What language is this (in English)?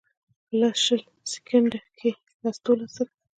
Pashto